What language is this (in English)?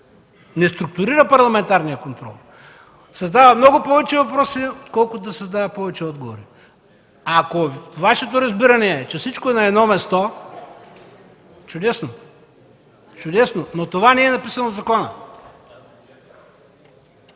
Bulgarian